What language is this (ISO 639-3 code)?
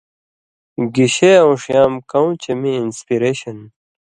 mvy